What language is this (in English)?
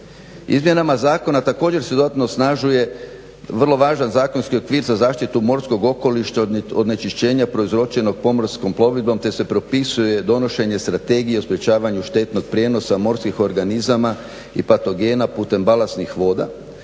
Croatian